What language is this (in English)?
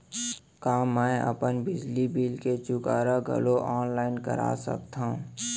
Chhattisgarhi